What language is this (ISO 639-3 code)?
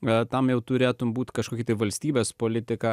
lit